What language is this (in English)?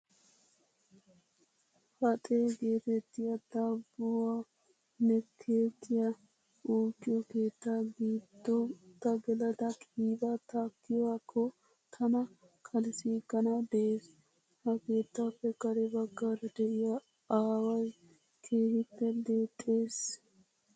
Wolaytta